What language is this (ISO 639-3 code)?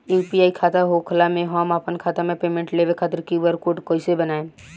bho